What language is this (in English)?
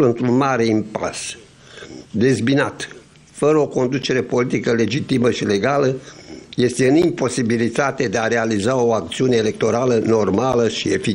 Romanian